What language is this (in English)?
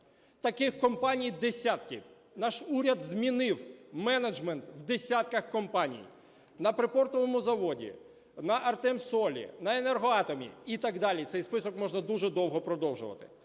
Ukrainian